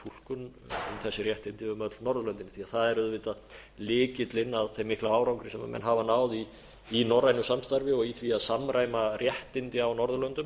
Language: Icelandic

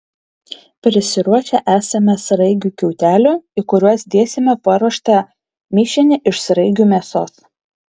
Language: Lithuanian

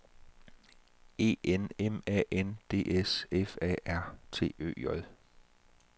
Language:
Danish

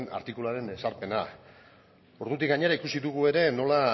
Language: Basque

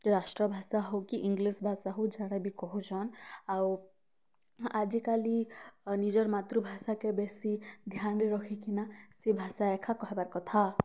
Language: Odia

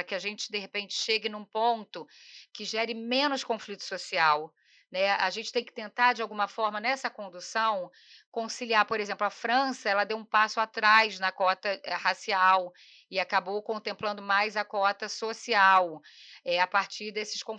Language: Portuguese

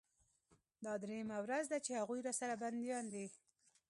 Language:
Pashto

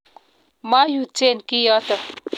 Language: Kalenjin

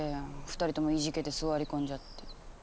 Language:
Japanese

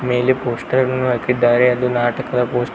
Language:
Kannada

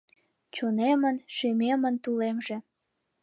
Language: Mari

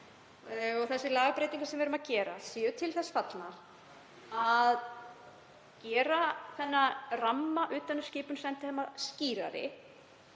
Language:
Icelandic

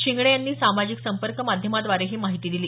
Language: Marathi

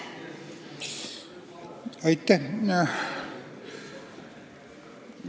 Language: Estonian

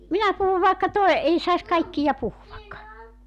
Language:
Finnish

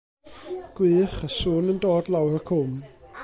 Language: Welsh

